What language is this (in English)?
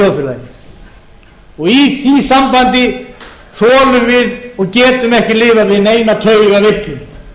Icelandic